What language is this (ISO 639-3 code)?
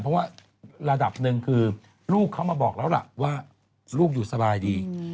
tha